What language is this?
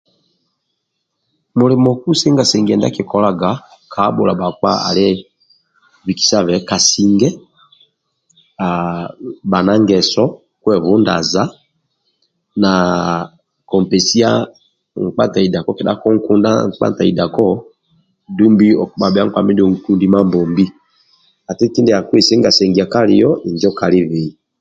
Amba (Uganda)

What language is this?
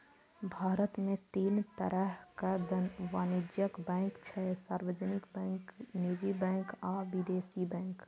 Maithili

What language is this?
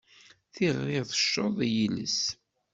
Kabyle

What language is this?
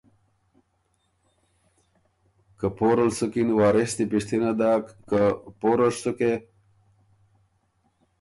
Ormuri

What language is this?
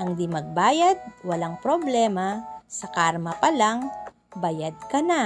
Filipino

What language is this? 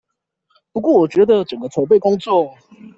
Chinese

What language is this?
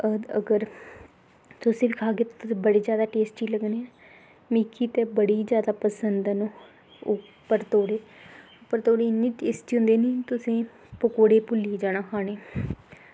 Dogri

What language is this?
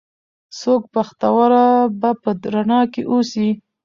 Pashto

